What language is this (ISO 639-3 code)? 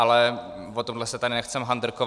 ces